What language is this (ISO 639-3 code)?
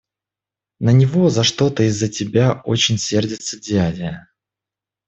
rus